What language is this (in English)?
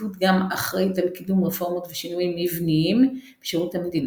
Hebrew